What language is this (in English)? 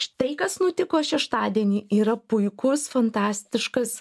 Lithuanian